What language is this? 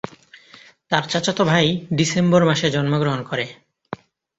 Bangla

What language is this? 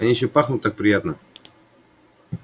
Russian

